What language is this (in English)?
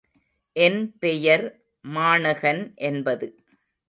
Tamil